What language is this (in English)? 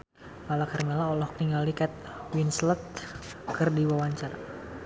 Sundanese